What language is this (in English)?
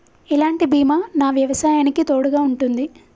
Telugu